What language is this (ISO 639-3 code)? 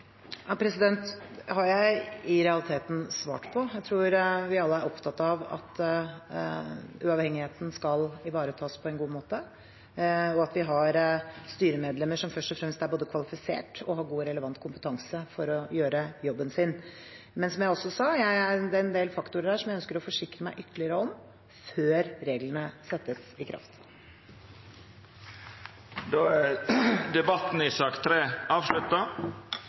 nor